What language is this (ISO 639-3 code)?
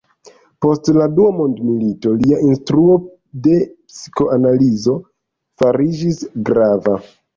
epo